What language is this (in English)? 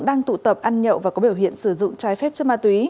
Vietnamese